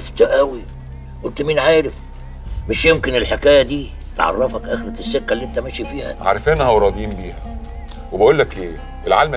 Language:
Arabic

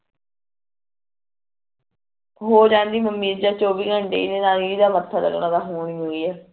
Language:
Punjabi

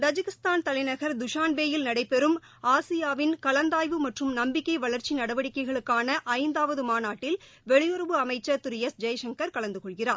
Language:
Tamil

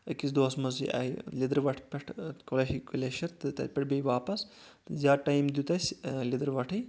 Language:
Kashmiri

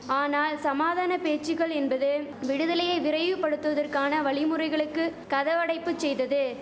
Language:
Tamil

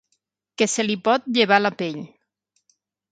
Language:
Catalan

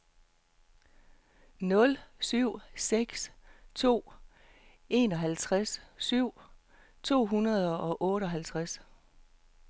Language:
Danish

